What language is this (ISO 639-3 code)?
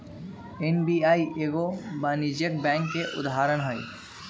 mag